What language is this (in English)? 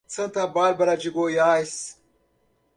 Portuguese